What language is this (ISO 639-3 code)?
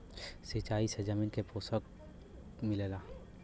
bho